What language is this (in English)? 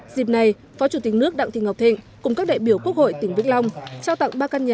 Vietnamese